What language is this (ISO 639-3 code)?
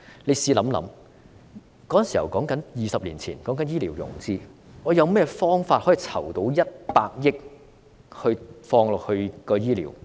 yue